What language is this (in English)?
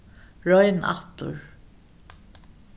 Faroese